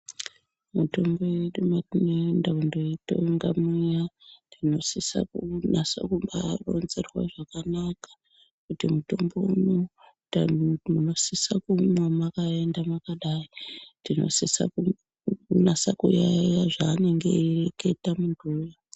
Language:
Ndau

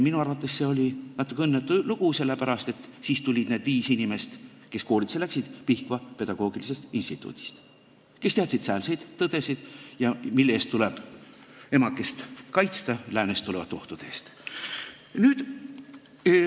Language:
Estonian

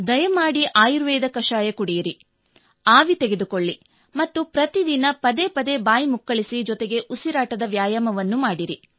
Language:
Kannada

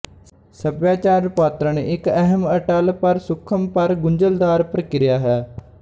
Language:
Punjabi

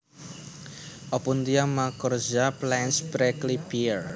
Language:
Javanese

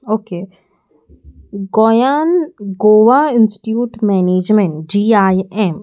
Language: Konkani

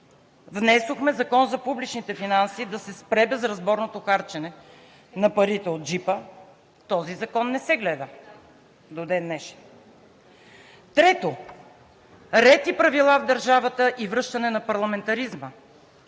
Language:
Bulgarian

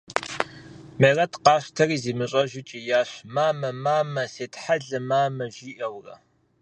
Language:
Kabardian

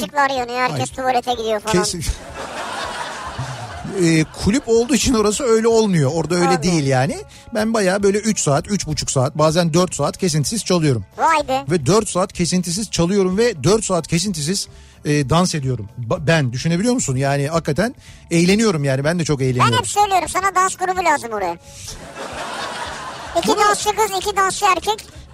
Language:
Turkish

